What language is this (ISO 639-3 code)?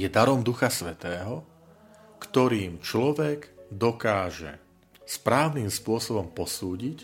slk